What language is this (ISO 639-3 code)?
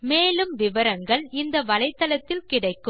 tam